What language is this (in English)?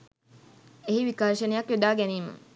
Sinhala